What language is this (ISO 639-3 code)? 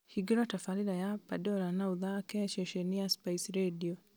kik